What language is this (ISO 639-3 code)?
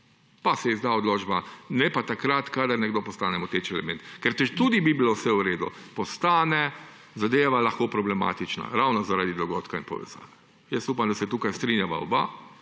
slv